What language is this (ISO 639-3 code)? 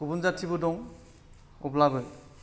brx